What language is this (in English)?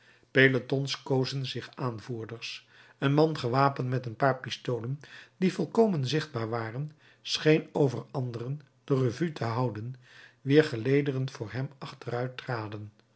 Dutch